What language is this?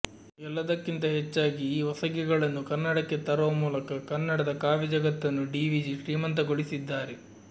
Kannada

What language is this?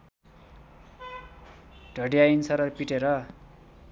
Nepali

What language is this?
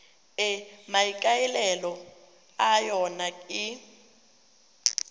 Tswana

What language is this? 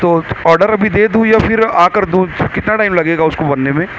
Urdu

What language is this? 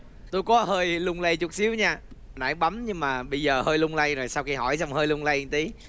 Vietnamese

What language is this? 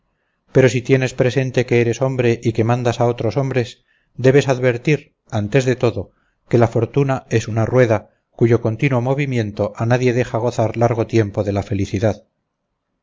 Spanish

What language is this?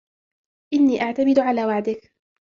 Arabic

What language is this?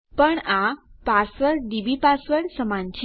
Gujarati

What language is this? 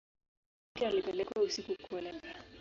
Swahili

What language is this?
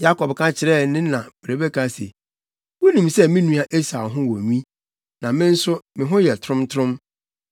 Akan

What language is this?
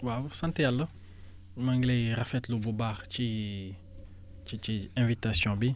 Wolof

